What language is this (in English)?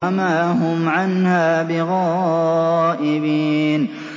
Arabic